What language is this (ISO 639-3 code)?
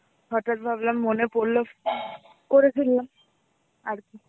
ben